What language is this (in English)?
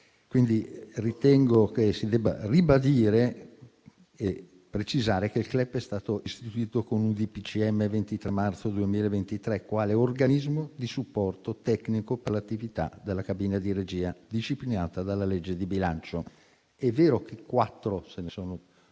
Italian